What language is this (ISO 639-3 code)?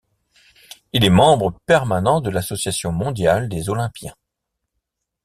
fra